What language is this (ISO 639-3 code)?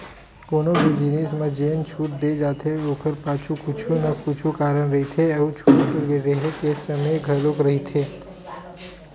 hne